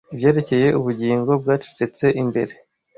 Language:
Kinyarwanda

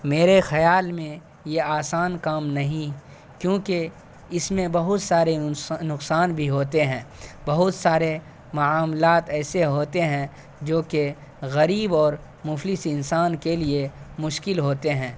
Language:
Urdu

